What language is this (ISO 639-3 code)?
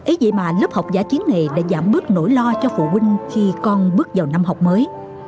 vie